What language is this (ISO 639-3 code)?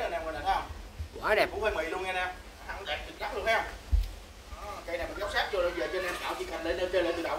vie